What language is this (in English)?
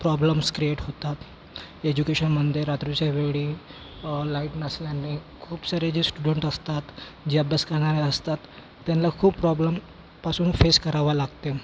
Marathi